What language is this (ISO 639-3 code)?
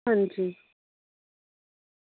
doi